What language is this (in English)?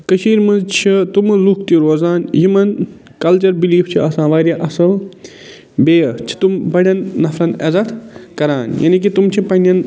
Kashmiri